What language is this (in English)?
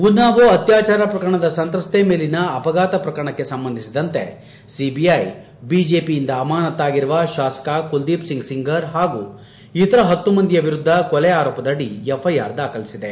Kannada